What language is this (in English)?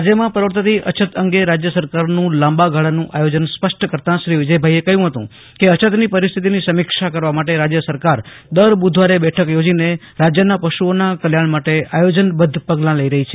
Gujarati